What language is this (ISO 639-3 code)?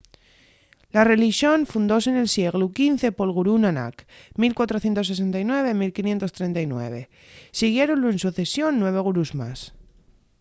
ast